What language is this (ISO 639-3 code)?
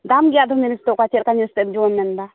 sat